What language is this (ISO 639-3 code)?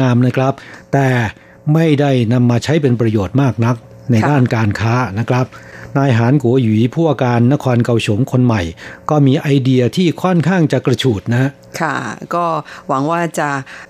tha